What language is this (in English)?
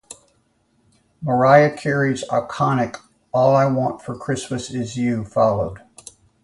English